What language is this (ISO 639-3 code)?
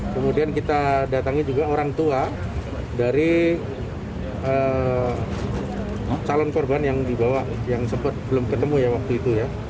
ind